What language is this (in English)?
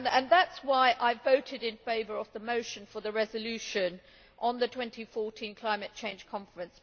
English